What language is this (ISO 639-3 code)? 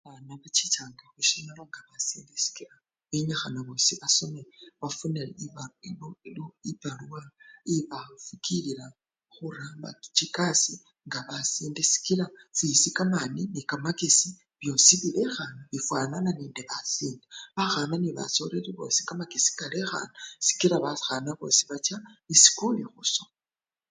luy